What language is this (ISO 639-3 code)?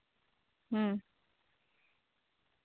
sat